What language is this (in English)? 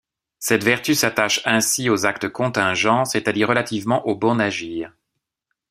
French